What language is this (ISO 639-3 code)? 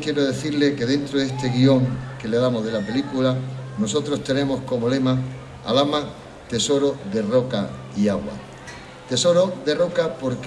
spa